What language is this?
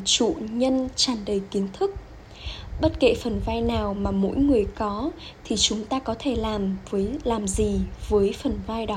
Vietnamese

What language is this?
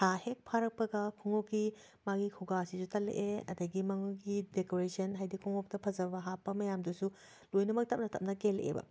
Manipuri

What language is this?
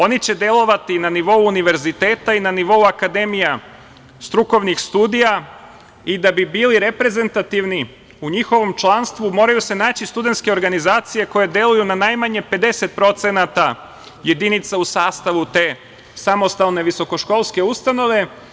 Serbian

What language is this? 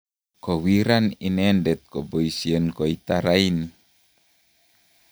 Kalenjin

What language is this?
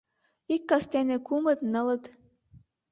Mari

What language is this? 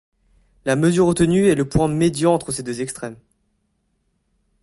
French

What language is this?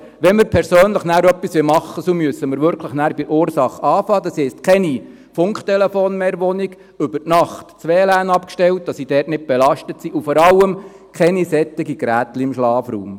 Swiss German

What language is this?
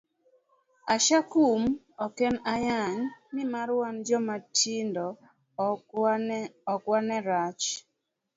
Luo (Kenya and Tanzania)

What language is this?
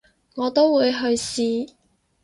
Cantonese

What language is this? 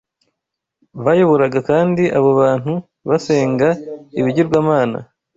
Kinyarwanda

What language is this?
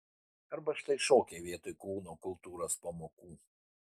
Lithuanian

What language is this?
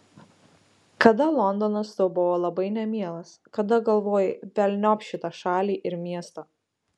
Lithuanian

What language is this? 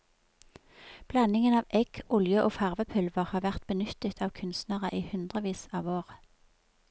Norwegian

